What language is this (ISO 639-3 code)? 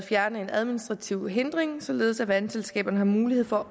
dan